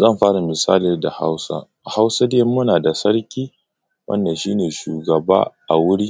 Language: Hausa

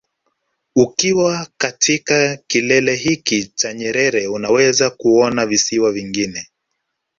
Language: Swahili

